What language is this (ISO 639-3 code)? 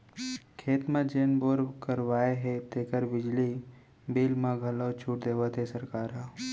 hne